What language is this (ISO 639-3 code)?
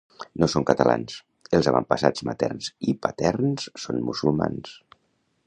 cat